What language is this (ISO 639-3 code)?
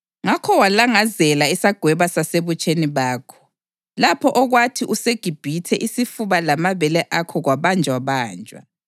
nde